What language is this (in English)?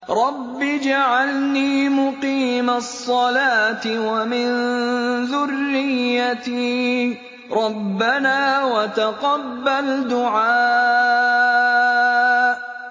Arabic